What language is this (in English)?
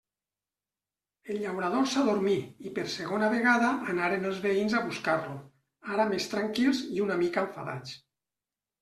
Catalan